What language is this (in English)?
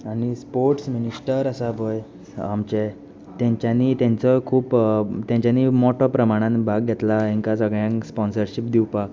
Konkani